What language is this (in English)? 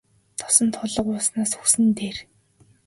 Mongolian